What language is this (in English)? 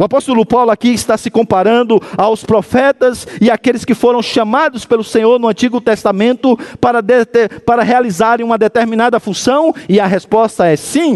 Portuguese